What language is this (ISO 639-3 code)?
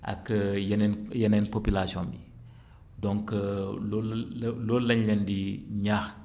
wol